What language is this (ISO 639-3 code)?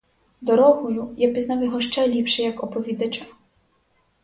ukr